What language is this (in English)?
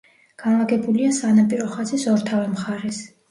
Georgian